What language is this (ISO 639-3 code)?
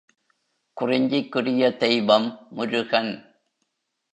tam